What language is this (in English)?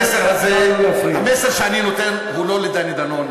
Hebrew